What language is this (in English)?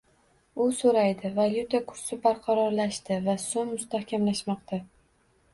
Uzbek